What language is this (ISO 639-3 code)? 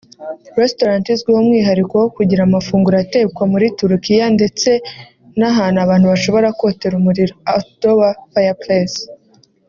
kin